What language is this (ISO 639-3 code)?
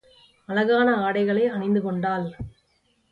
tam